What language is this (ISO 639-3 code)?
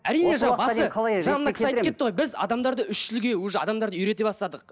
kaz